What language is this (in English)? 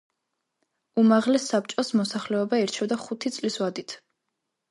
Georgian